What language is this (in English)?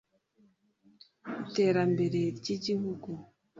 Kinyarwanda